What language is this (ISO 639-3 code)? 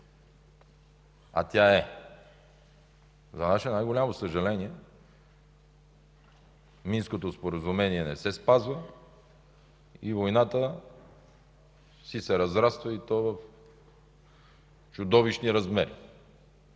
bul